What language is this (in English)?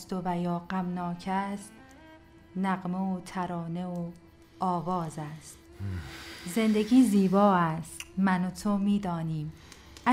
Persian